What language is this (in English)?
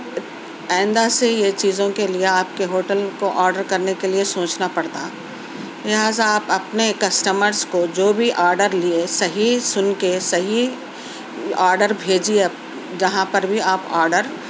Urdu